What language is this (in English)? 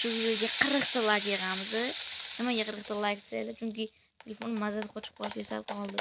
Turkish